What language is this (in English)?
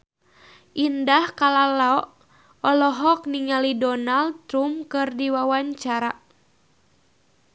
Sundanese